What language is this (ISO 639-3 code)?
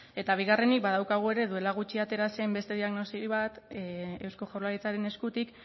eus